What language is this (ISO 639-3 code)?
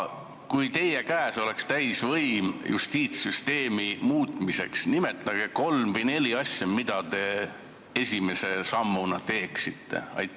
est